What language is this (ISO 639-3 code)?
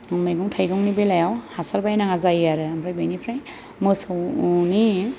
brx